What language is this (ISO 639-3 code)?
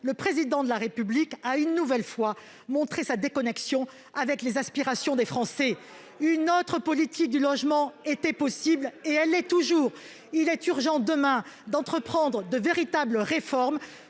fra